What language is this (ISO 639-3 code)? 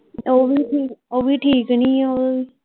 pan